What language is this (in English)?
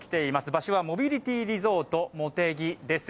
Japanese